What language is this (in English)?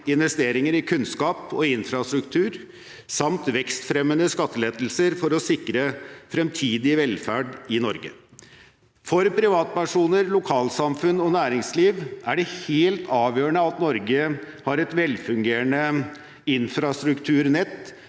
Norwegian